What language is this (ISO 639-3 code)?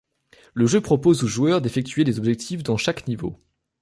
fra